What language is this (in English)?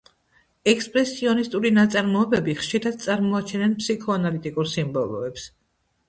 Georgian